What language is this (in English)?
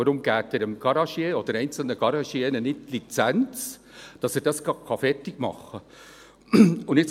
Swiss German